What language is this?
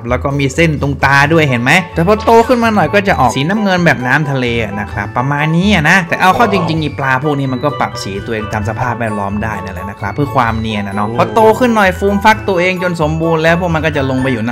Thai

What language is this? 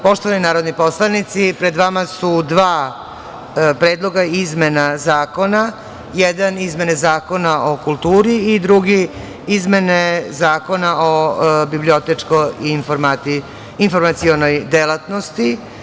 Serbian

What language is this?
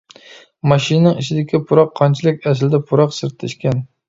Uyghur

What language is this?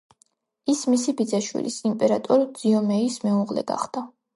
Georgian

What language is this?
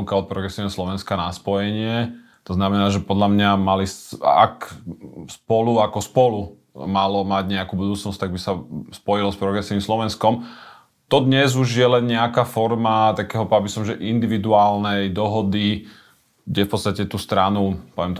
Slovak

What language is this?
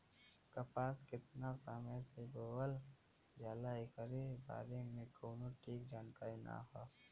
Bhojpuri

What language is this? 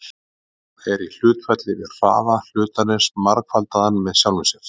Icelandic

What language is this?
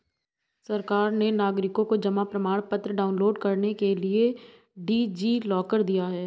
Hindi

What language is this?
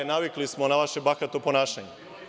Serbian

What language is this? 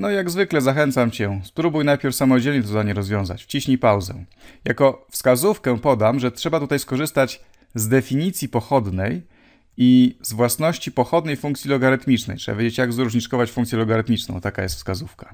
Polish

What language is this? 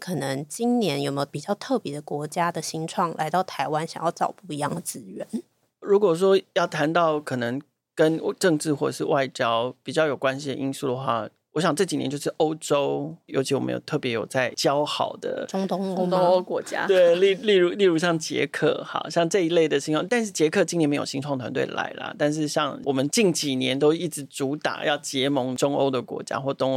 Chinese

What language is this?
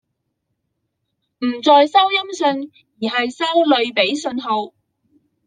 Chinese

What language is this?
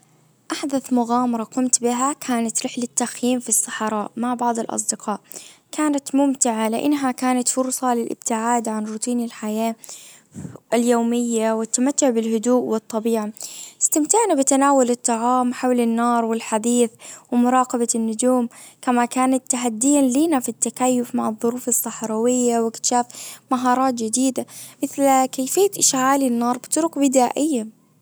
Najdi Arabic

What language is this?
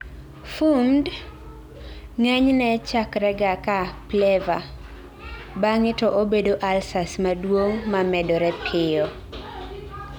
Luo (Kenya and Tanzania)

